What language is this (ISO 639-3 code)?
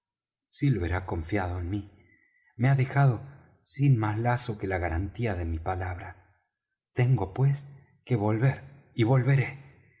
spa